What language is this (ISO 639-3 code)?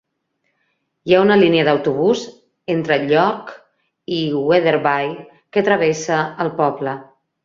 cat